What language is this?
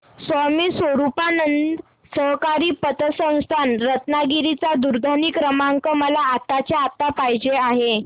Marathi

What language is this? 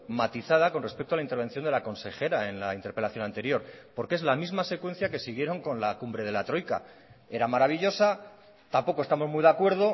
Spanish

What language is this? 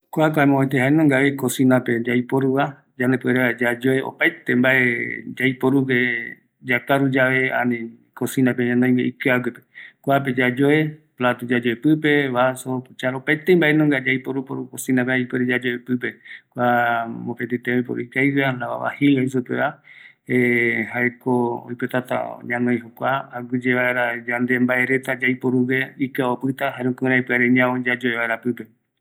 Eastern Bolivian Guaraní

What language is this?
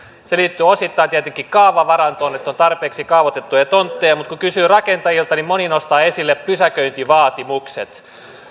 Finnish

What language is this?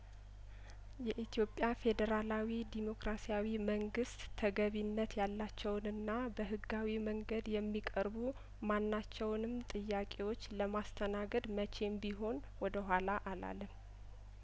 Amharic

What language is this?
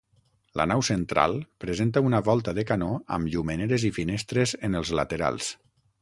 Catalan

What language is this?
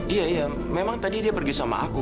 Indonesian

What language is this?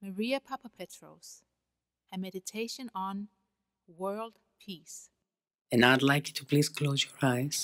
English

